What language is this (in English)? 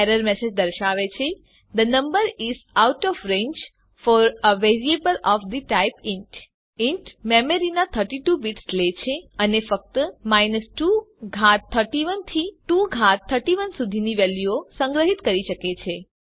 Gujarati